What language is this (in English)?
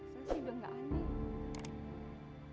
Indonesian